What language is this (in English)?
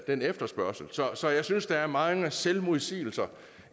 Danish